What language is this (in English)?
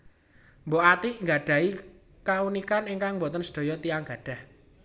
Javanese